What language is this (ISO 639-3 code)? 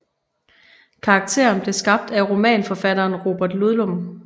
dan